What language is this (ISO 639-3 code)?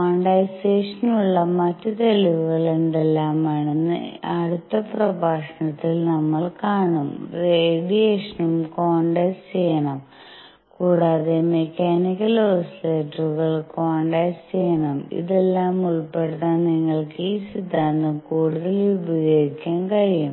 mal